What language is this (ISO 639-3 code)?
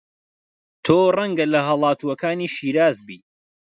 ckb